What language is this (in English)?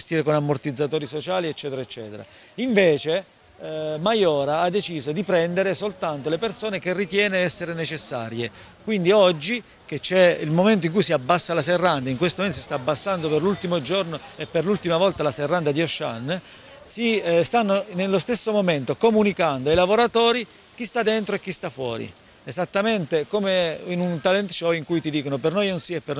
Italian